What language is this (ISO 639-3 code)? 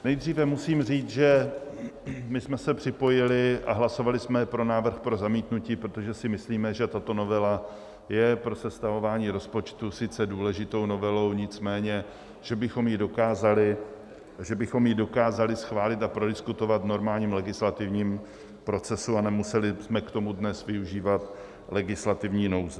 ces